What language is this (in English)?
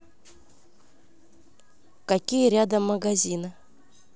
Russian